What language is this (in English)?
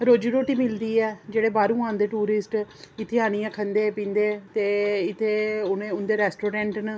Dogri